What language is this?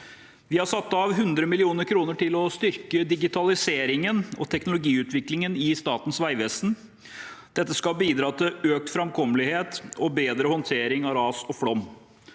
Norwegian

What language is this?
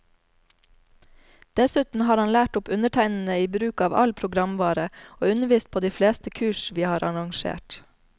Norwegian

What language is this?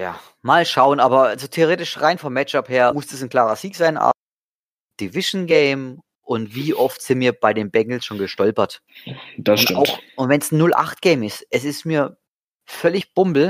German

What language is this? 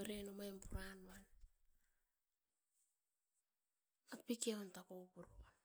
Askopan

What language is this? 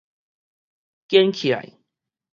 Min Nan Chinese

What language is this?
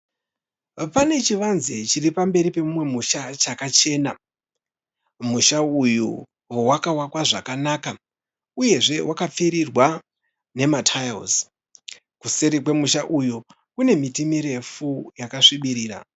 Shona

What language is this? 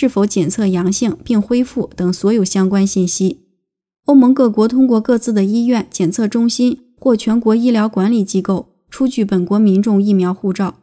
Chinese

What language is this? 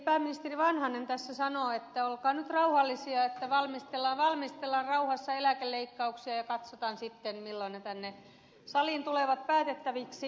Finnish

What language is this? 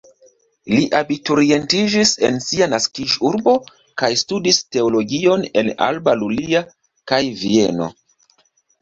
Esperanto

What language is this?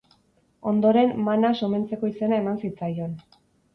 Basque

